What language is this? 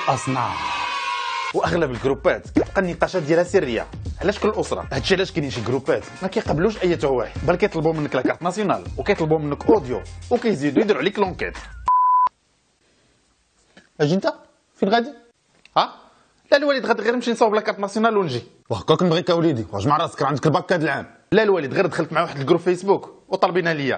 Arabic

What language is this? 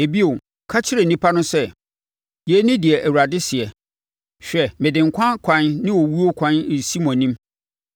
Akan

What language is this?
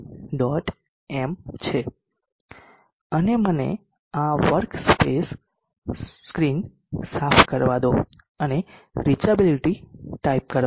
Gujarati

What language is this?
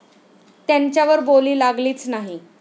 Marathi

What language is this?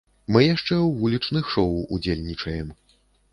Belarusian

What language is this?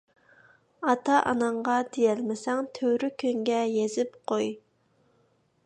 Uyghur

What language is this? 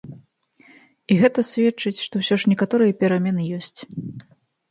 Belarusian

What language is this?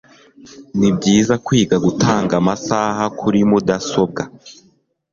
Kinyarwanda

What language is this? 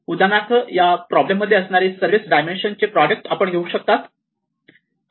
Marathi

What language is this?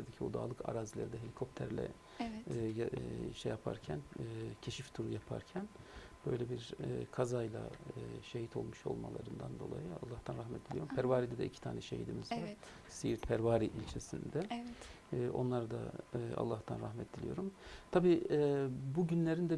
Turkish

